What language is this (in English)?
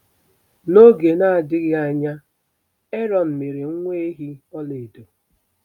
Igbo